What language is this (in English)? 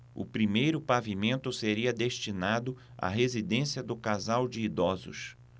Portuguese